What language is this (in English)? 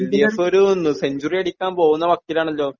Malayalam